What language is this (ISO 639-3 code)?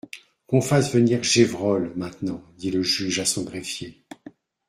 fra